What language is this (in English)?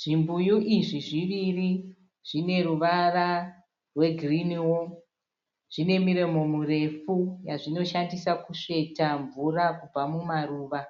Shona